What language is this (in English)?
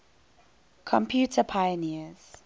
English